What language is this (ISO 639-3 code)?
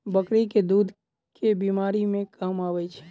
mai